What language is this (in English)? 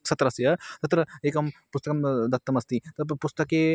Sanskrit